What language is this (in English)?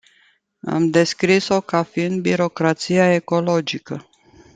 Romanian